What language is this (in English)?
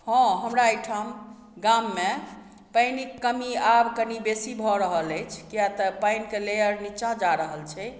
Maithili